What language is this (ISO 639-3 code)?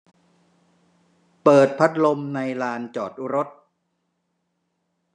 tha